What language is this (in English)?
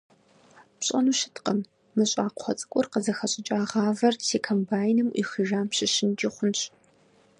Kabardian